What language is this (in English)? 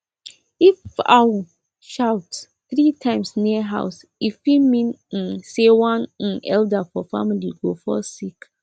Nigerian Pidgin